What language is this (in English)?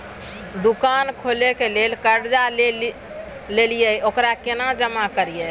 Maithili